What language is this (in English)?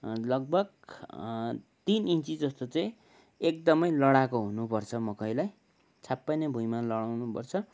Nepali